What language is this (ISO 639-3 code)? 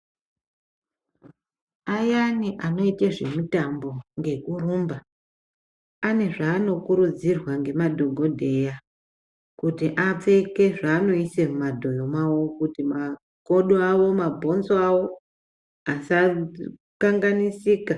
ndc